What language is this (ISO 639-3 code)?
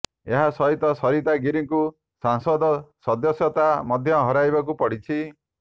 ori